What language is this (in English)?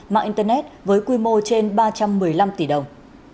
Vietnamese